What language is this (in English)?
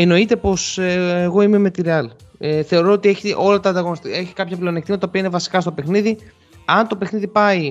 Greek